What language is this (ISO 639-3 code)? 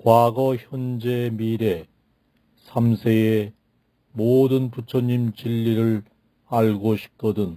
kor